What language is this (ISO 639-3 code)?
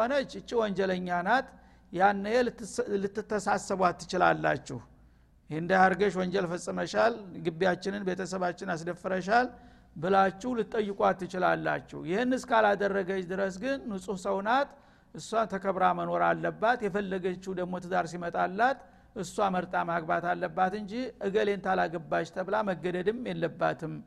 amh